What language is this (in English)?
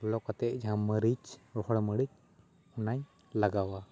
Santali